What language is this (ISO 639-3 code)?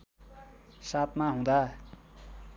nep